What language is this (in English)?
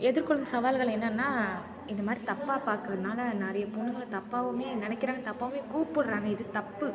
Tamil